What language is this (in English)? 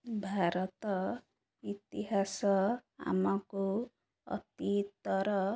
Odia